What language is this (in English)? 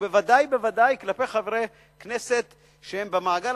Hebrew